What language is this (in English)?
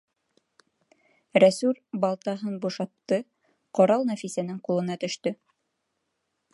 Bashkir